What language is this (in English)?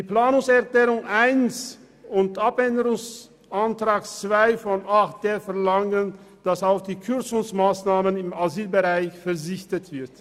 Swiss German